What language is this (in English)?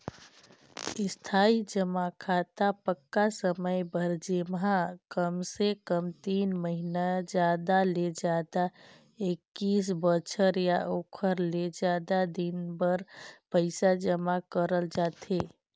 Chhattisgarhi